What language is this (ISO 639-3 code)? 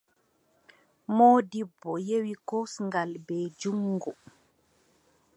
fub